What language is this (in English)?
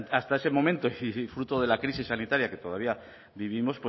Spanish